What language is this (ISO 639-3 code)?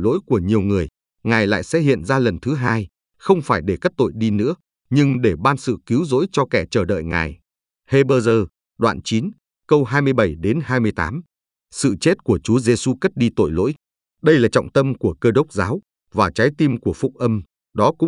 vie